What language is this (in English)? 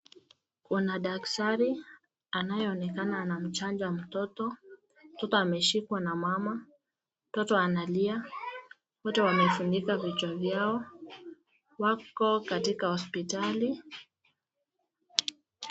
Swahili